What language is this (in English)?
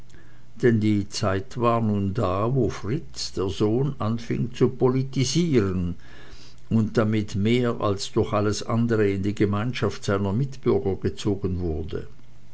German